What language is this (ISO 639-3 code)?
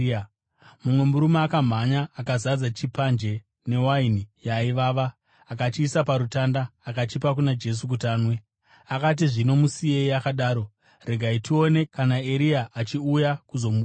sna